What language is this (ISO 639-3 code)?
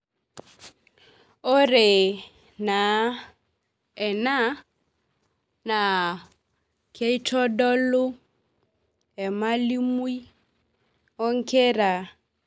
mas